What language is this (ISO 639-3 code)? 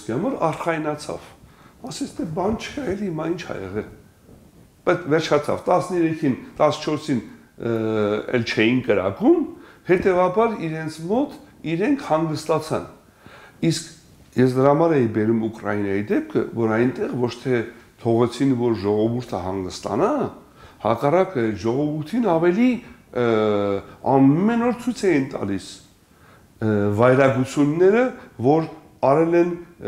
tur